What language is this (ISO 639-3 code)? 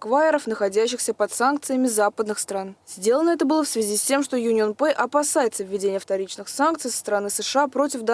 rus